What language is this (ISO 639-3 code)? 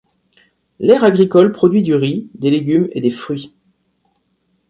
fra